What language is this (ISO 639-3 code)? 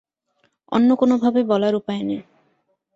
ben